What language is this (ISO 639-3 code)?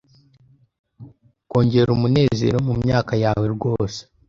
kin